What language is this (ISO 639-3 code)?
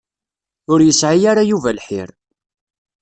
kab